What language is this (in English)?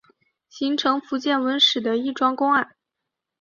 Chinese